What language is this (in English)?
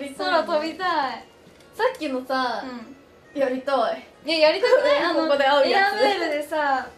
Japanese